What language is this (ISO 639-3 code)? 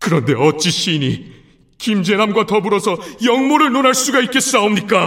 kor